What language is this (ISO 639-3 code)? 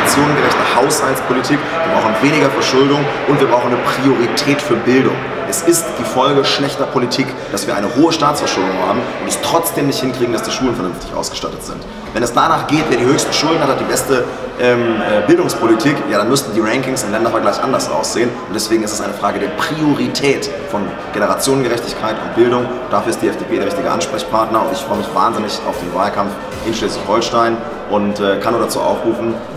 deu